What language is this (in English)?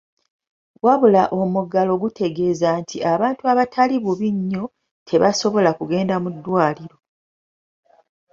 Ganda